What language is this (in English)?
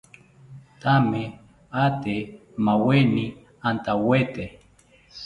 South Ucayali Ashéninka